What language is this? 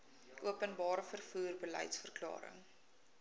Afrikaans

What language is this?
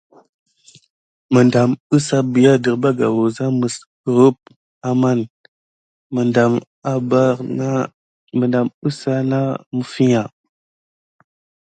Gidar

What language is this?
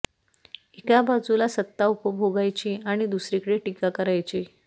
Marathi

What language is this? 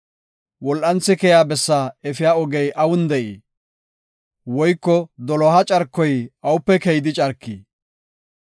Gofa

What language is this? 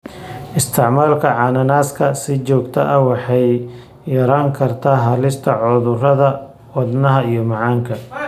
Somali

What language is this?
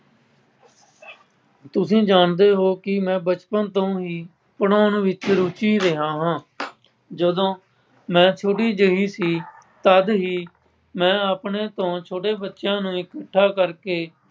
Punjabi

